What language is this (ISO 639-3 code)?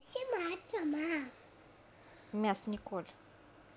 rus